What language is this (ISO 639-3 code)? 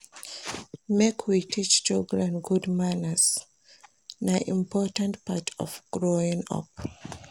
pcm